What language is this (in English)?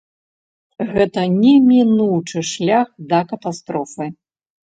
Belarusian